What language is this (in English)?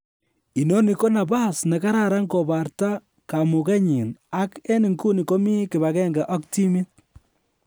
Kalenjin